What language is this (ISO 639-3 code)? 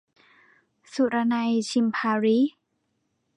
tha